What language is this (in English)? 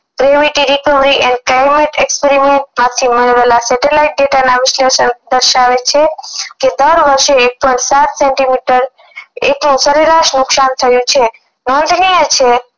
Gujarati